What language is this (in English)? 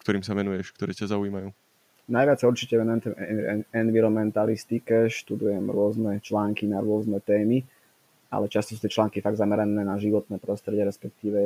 Slovak